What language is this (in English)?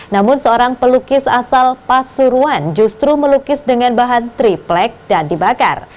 Indonesian